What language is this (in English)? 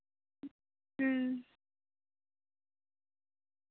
Santali